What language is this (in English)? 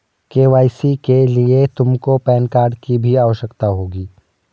Hindi